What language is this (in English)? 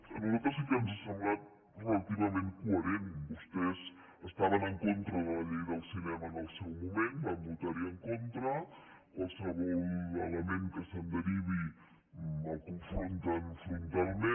Catalan